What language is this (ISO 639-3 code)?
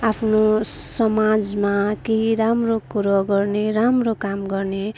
nep